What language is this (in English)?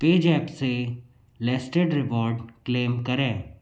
Hindi